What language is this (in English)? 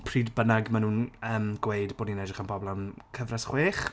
Welsh